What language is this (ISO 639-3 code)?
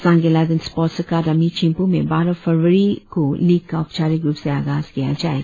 hin